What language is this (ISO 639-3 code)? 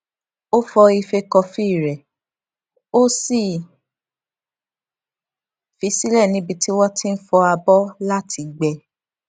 yor